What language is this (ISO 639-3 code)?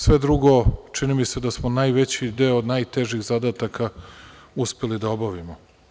srp